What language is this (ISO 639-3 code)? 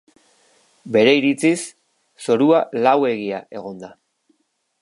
eus